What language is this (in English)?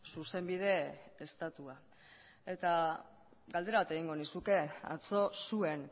Basque